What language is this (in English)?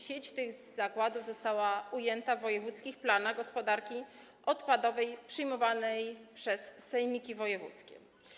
Polish